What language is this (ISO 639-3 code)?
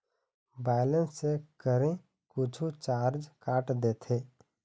hne